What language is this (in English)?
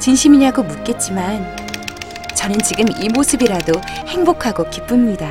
Korean